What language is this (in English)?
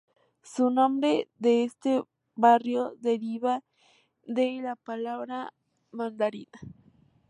Spanish